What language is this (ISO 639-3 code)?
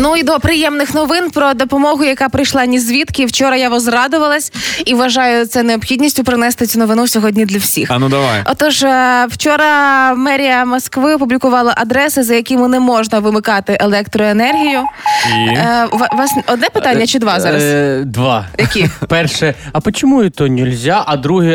ukr